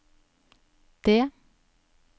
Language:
Norwegian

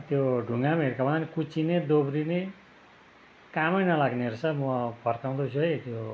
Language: Nepali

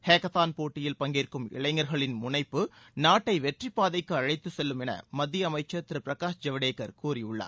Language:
Tamil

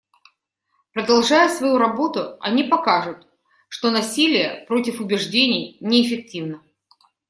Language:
Russian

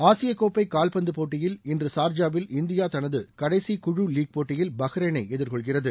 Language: Tamil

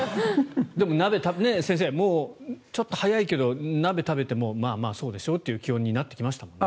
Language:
Japanese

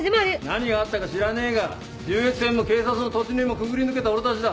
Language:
Japanese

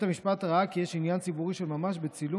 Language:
Hebrew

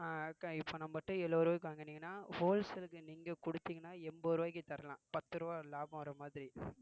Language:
Tamil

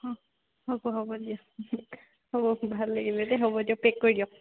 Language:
Assamese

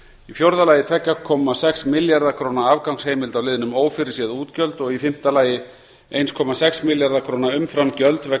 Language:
Icelandic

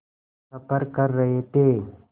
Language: Hindi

